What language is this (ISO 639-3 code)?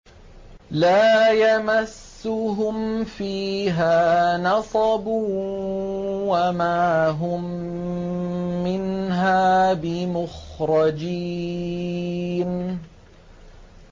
ara